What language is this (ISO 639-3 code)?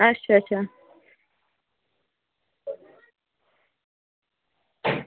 doi